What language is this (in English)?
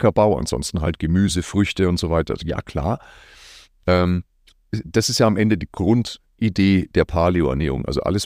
German